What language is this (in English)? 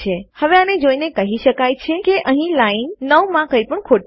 Gujarati